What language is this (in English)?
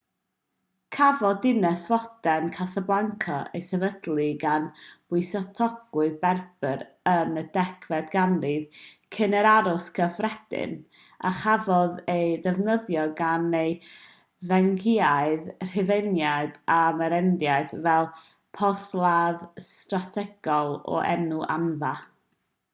Welsh